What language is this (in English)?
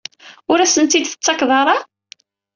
Kabyle